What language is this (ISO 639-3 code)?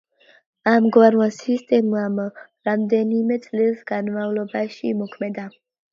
kat